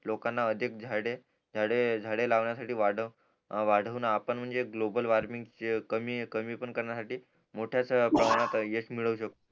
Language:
Marathi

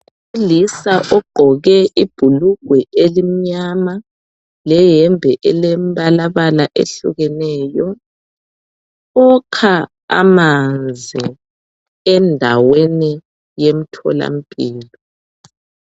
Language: North Ndebele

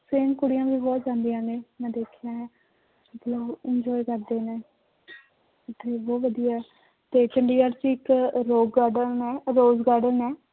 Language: Punjabi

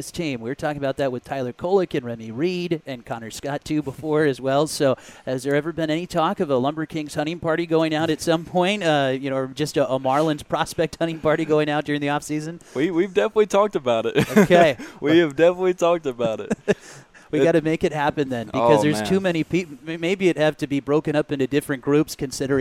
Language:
English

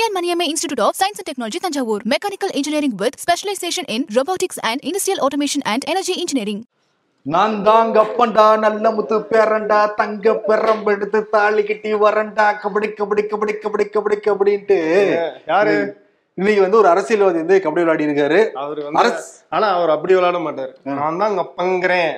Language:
Tamil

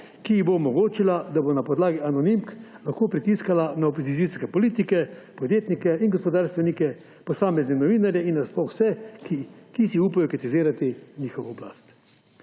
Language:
Slovenian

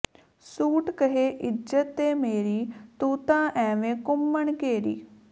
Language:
Punjabi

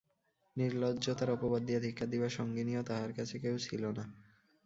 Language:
Bangla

